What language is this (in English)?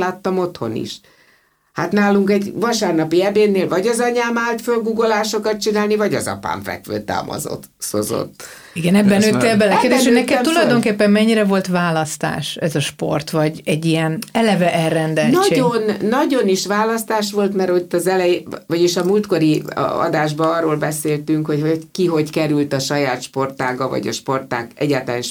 Hungarian